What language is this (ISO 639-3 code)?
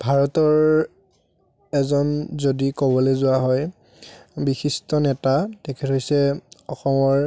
asm